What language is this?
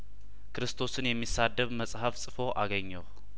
Amharic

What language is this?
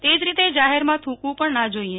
Gujarati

